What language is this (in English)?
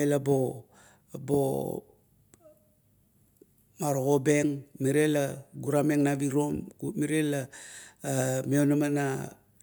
Kuot